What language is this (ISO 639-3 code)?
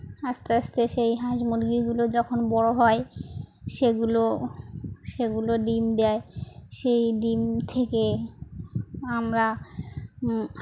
ben